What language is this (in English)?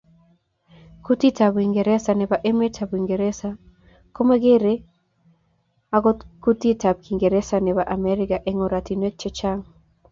Kalenjin